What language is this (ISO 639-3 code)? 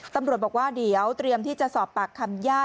tha